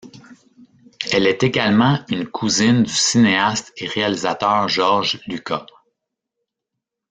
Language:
French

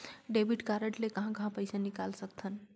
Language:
Chhattisgarhi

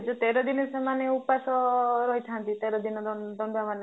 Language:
Odia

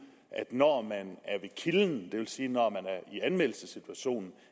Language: Danish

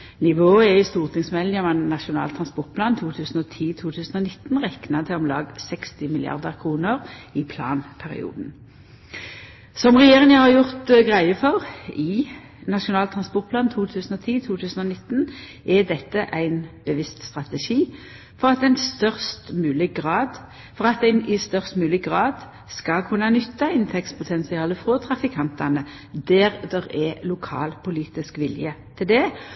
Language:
Norwegian Nynorsk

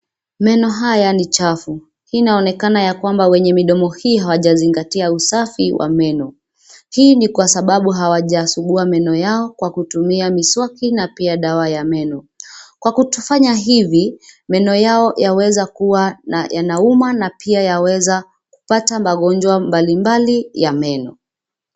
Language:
Swahili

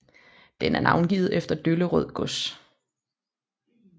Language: Danish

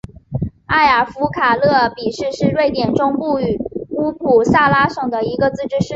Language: Chinese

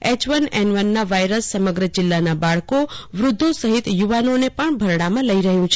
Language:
Gujarati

